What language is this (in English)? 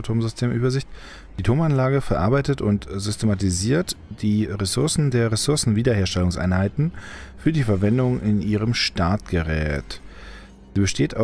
German